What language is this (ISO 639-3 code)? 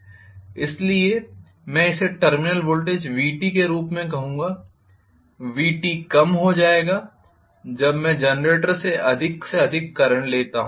hin